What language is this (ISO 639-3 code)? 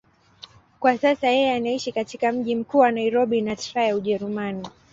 swa